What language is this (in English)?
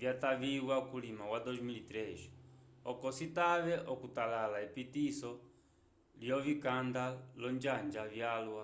Umbundu